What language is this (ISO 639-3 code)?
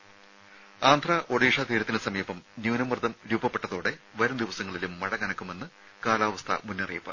mal